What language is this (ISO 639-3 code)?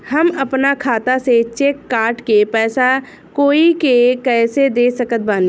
bho